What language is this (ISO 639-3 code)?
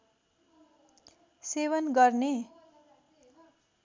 nep